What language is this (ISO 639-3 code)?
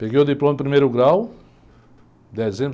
por